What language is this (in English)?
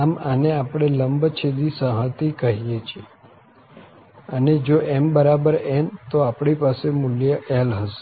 Gujarati